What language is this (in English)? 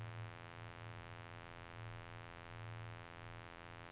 Norwegian